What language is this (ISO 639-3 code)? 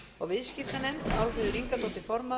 isl